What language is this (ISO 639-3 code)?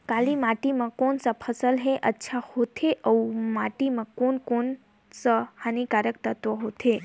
hne